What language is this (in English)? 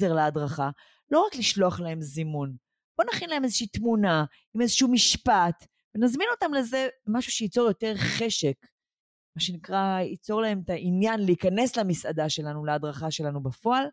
Hebrew